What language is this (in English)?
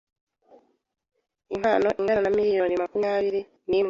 Kinyarwanda